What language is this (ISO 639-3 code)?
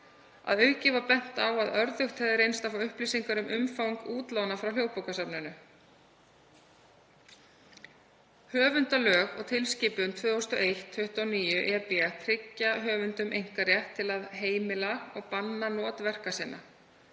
isl